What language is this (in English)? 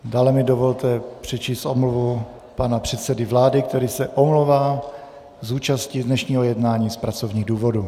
Czech